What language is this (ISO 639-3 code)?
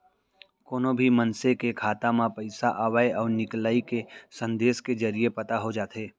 hne